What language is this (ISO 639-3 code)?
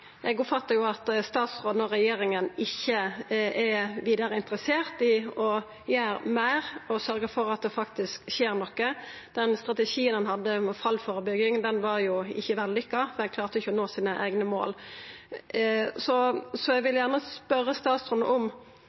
nno